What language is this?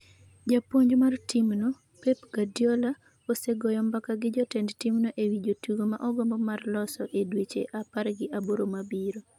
Luo (Kenya and Tanzania)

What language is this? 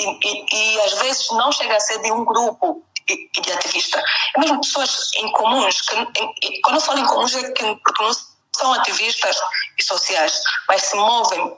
Portuguese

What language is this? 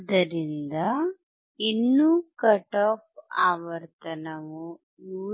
Kannada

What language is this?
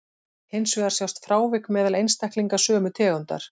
Icelandic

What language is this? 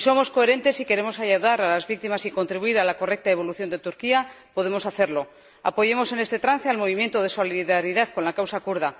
Spanish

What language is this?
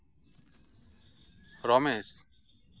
Santali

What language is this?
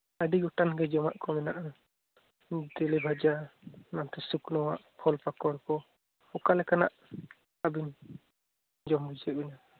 Santali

